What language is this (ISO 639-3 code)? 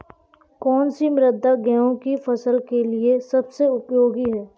hin